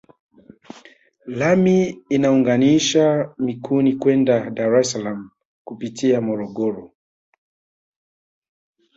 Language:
Swahili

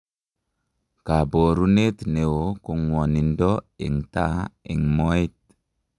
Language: Kalenjin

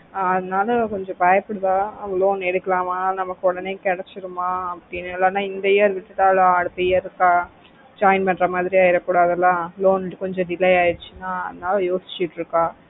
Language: Tamil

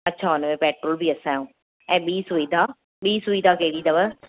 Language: Sindhi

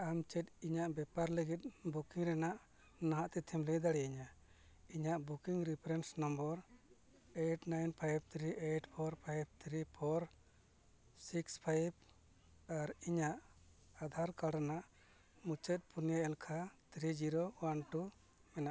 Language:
Santali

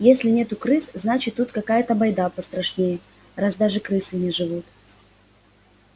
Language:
Russian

